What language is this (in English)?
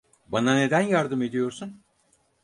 Turkish